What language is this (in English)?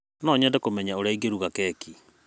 Kikuyu